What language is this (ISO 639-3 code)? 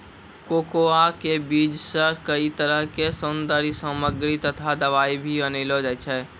mai